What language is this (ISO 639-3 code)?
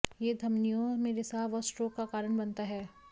hin